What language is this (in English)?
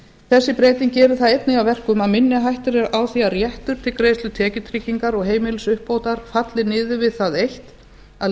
Icelandic